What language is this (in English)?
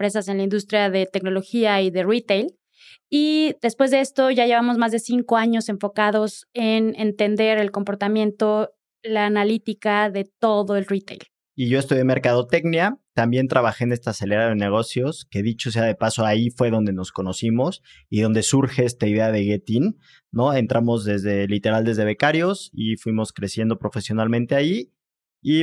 Spanish